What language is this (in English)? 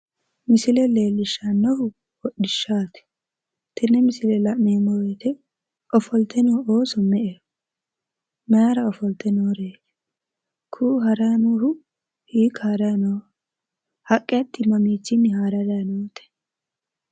Sidamo